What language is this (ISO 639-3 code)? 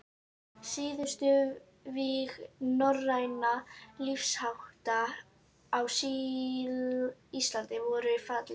isl